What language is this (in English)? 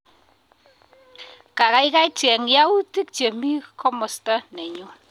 Kalenjin